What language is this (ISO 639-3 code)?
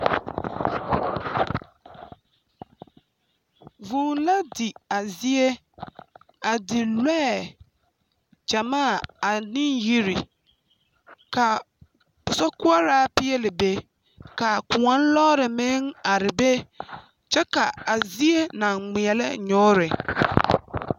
dga